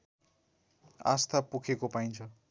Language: Nepali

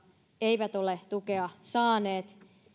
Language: Finnish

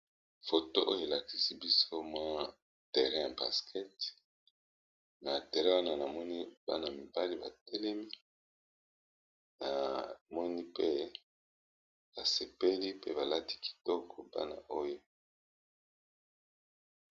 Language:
Lingala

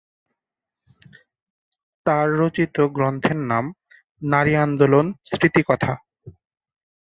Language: Bangla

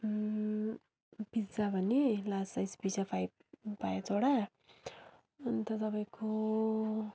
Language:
Nepali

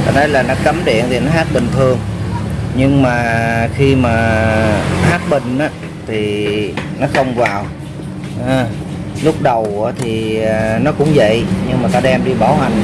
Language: Vietnamese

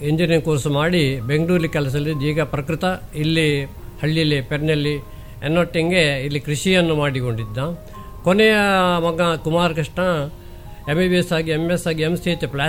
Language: Kannada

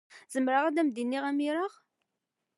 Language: Kabyle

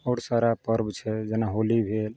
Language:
Maithili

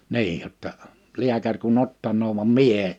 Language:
Finnish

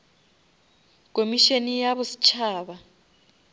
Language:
Northern Sotho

